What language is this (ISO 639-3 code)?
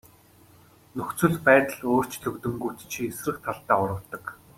mon